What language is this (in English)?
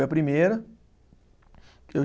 Portuguese